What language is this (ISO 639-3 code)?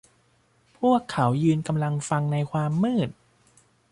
tha